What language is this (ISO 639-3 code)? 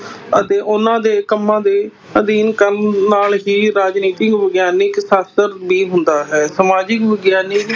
pan